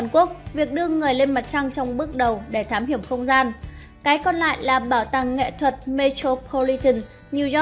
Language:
Vietnamese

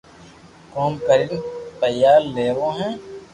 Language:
Loarki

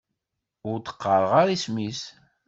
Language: Kabyle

